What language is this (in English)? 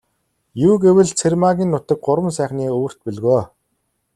Mongolian